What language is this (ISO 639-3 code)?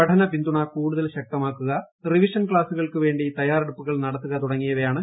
mal